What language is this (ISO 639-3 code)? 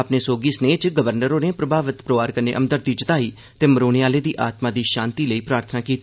doi